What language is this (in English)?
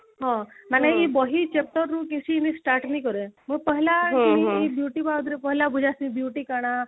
Odia